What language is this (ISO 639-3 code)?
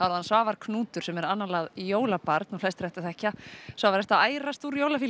isl